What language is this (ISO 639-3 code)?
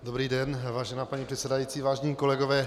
ces